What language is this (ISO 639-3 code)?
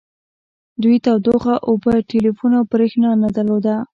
pus